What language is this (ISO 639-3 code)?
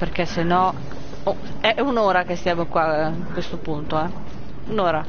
ita